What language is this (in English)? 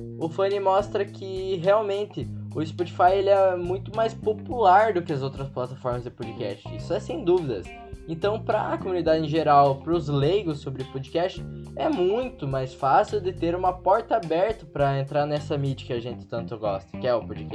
Portuguese